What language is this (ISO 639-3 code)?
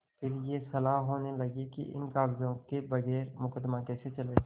hin